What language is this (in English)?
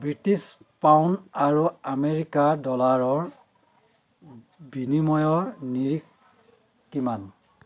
Assamese